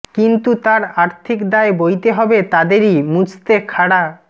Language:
Bangla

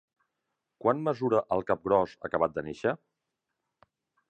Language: Catalan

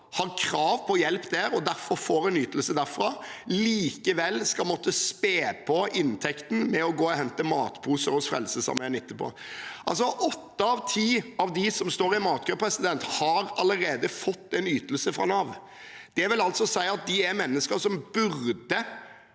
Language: Norwegian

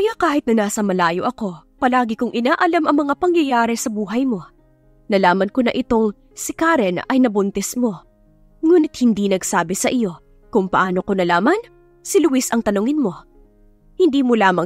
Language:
Filipino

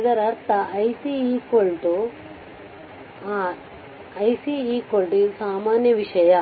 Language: Kannada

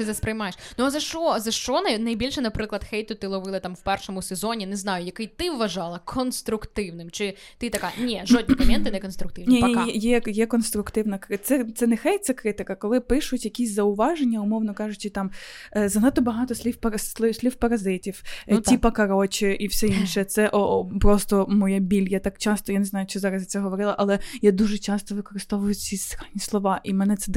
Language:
Ukrainian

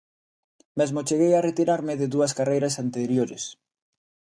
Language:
Galician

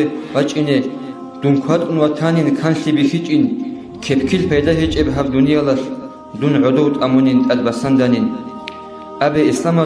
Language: Arabic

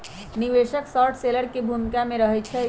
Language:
Magahi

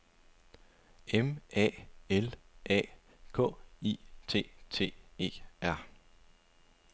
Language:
Danish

